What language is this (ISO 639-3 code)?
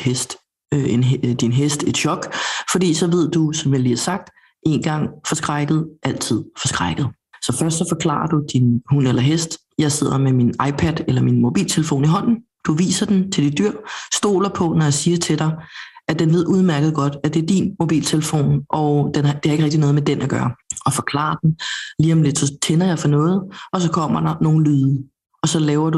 dan